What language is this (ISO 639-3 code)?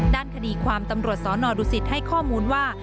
tha